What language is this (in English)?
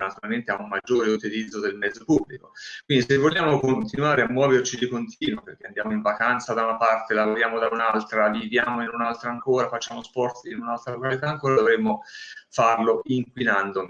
Italian